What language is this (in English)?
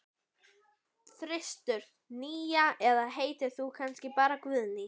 Icelandic